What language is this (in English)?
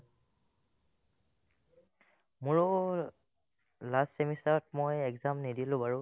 Assamese